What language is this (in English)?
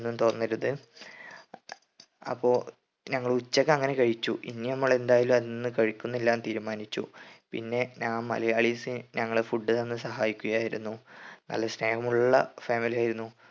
Malayalam